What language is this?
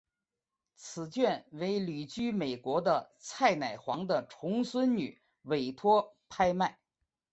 Chinese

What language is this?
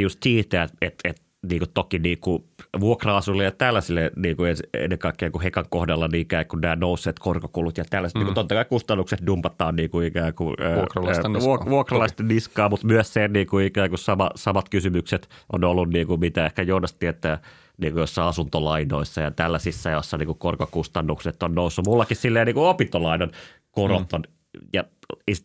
Finnish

